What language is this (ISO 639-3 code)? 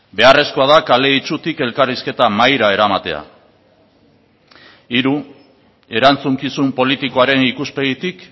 eus